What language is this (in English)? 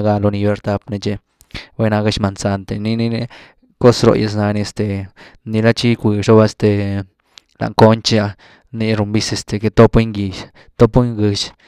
Güilá Zapotec